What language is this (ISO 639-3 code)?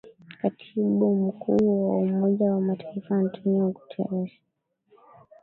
swa